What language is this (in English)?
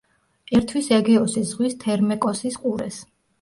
Georgian